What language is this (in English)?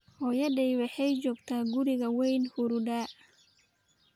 Somali